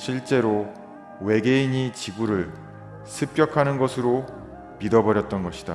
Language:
Korean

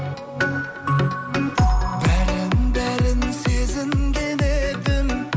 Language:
Kazakh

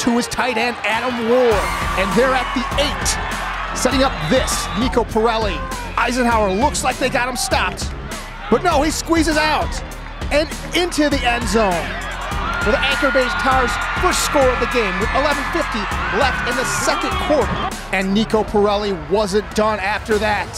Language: English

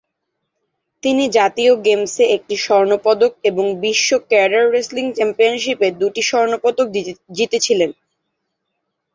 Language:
Bangla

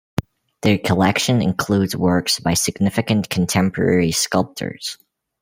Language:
English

